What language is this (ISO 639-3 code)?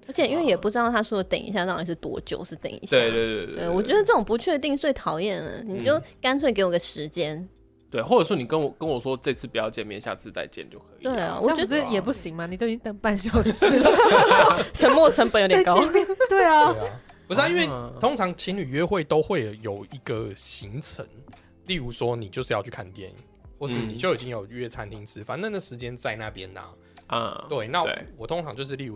zho